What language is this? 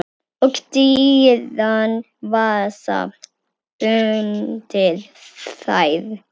Icelandic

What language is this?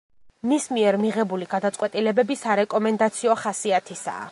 Georgian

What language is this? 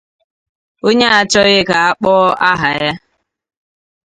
Igbo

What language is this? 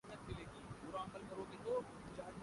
Urdu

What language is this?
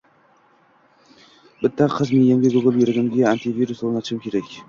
Uzbek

